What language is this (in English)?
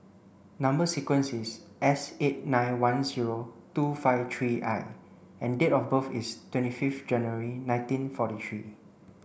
English